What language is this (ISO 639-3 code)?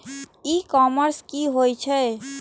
mai